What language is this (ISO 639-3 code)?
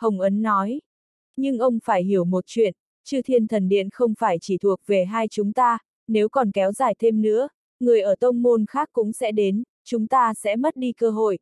vie